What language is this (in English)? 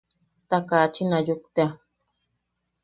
Yaqui